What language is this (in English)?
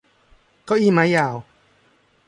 Thai